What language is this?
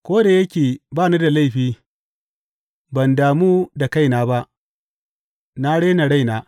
Hausa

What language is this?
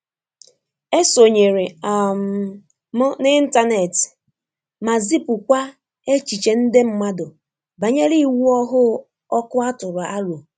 Igbo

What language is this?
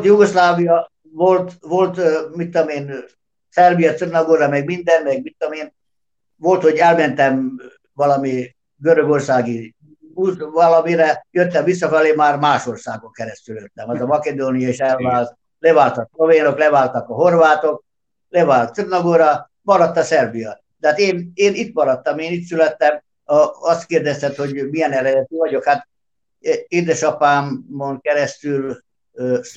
Hungarian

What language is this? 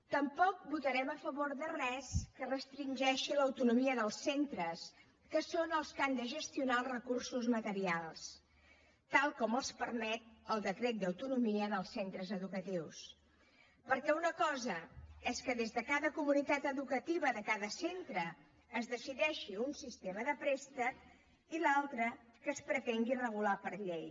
Catalan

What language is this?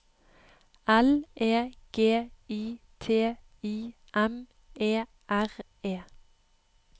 Norwegian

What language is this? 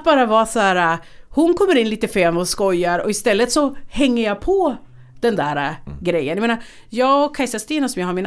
Swedish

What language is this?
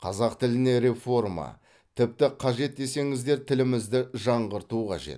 Kazakh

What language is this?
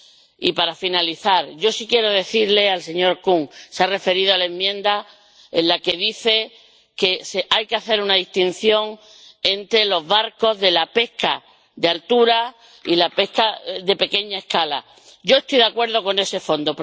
Spanish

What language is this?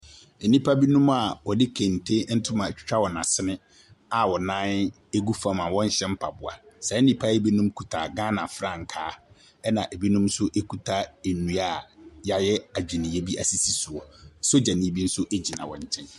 Akan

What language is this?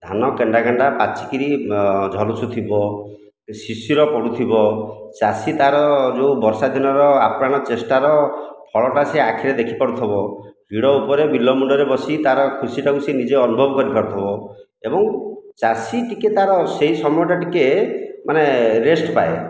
Odia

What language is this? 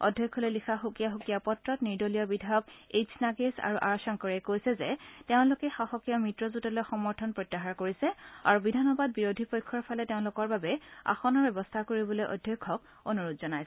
Assamese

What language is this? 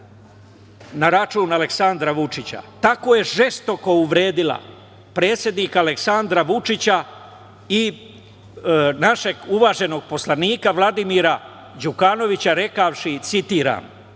Serbian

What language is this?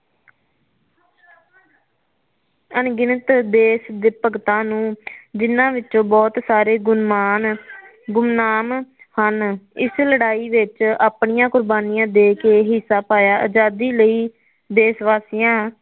Punjabi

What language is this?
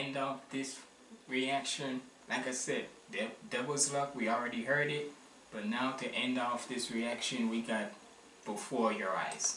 English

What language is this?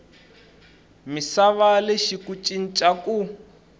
Tsonga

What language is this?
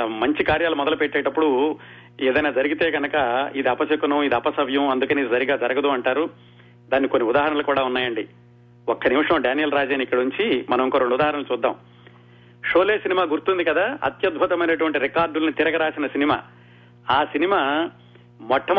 Telugu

